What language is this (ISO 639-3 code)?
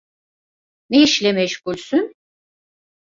tur